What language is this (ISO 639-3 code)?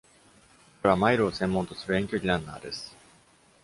jpn